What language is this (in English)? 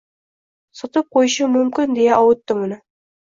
Uzbek